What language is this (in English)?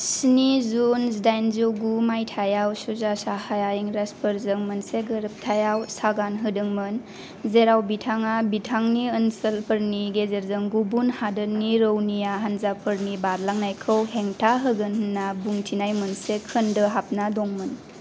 Bodo